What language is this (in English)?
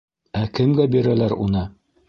Bashkir